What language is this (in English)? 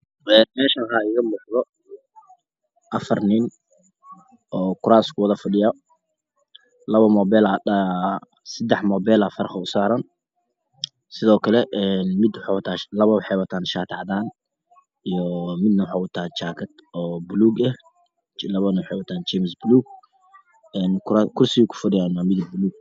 Somali